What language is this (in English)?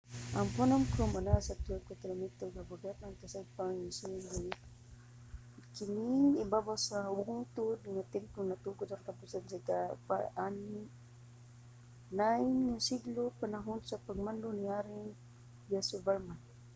Cebuano